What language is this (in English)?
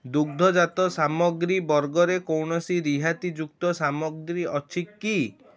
Odia